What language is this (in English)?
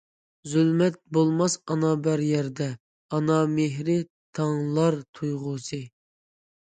Uyghur